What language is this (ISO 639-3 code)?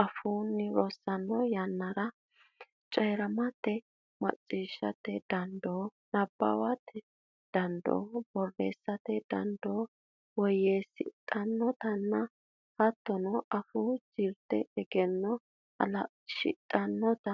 sid